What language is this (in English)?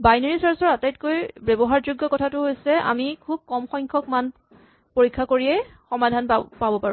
Assamese